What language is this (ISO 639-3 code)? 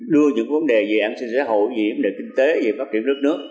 vie